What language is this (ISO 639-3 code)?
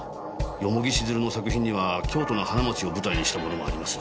jpn